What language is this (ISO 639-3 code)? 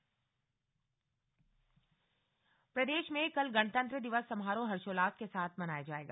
hin